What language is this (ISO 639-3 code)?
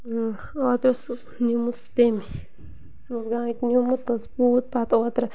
kas